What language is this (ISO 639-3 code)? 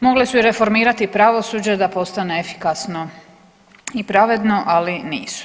hrv